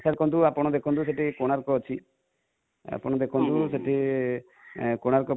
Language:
Odia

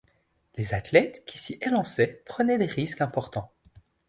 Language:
French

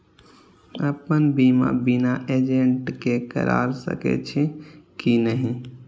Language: Maithili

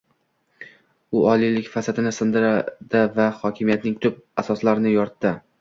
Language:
Uzbek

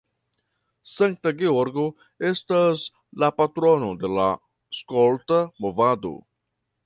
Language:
Esperanto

